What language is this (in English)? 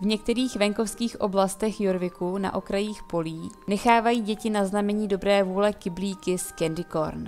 Czech